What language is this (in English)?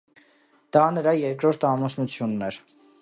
Armenian